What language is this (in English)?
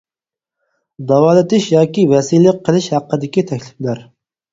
Uyghur